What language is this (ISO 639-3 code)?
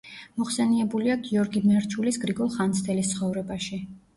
kat